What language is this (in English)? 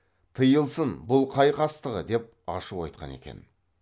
Kazakh